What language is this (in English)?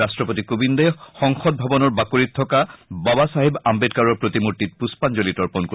Assamese